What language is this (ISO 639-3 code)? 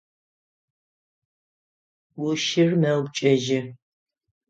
ady